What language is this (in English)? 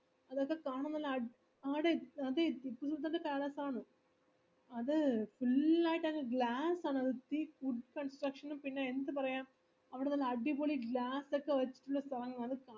Malayalam